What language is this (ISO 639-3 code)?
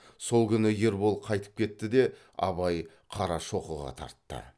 kaz